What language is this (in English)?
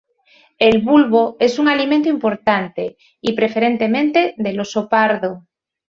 Spanish